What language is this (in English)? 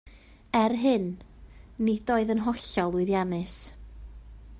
Welsh